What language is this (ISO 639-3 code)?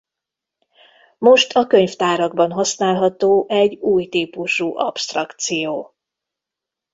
hun